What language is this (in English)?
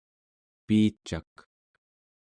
Central Yupik